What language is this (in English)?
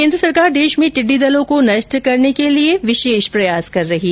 Hindi